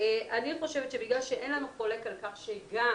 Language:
Hebrew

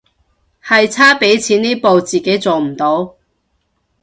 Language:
Cantonese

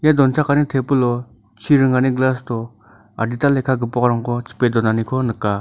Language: Garo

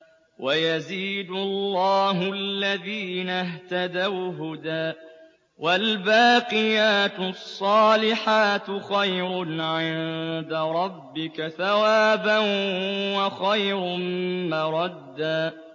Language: Arabic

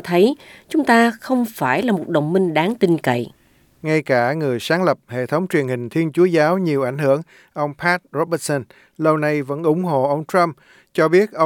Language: Vietnamese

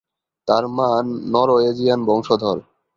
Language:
Bangla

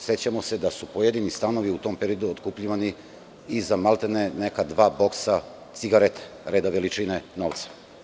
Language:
Serbian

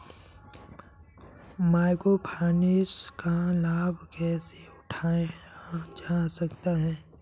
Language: Hindi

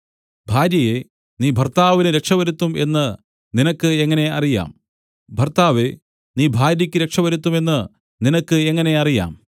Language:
Malayalam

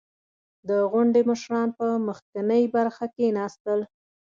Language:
Pashto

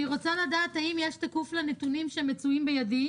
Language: Hebrew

